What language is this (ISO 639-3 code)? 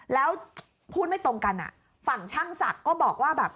tha